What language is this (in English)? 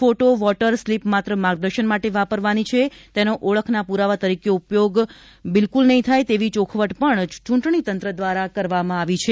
Gujarati